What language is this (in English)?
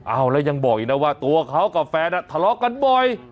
Thai